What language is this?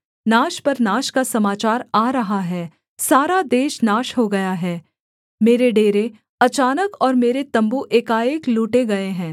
Hindi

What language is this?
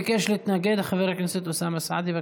Hebrew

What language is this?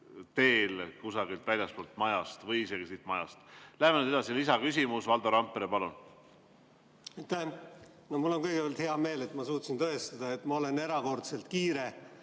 Estonian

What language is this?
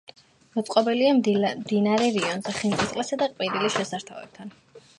Georgian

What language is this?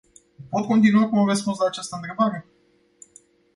Romanian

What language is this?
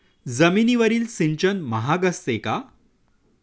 Marathi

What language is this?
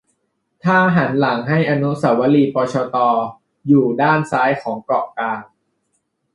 Thai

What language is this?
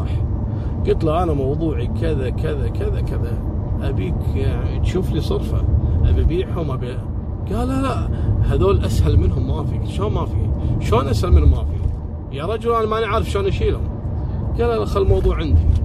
Arabic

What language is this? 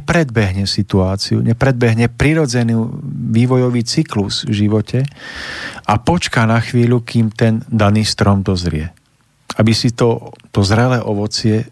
Slovak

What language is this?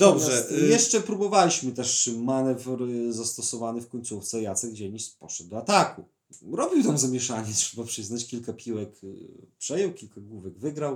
Polish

